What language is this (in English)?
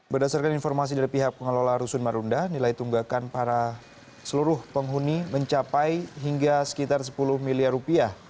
Indonesian